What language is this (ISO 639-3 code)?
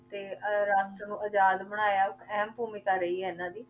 pan